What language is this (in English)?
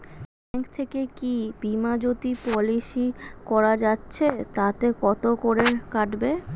Bangla